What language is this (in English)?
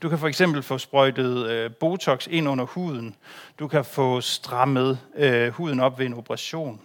Danish